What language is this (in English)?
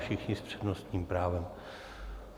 Czech